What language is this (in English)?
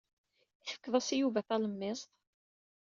Kabyle